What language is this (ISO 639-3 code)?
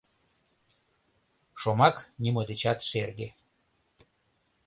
chm